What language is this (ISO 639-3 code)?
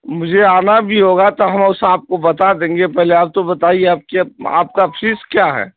urd